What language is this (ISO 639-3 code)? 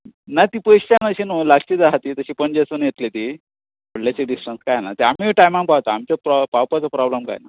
kok